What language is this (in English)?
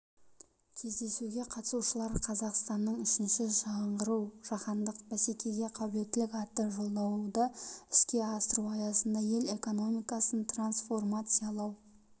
Kazakh